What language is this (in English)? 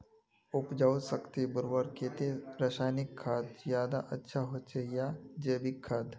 Magahi